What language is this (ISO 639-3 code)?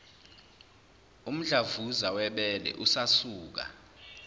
zul